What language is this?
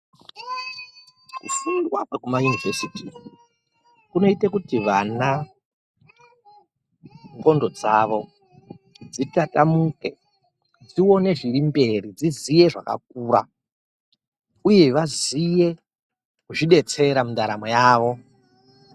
Ndau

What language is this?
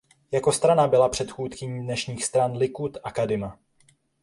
Czech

